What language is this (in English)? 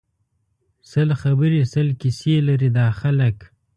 Pashto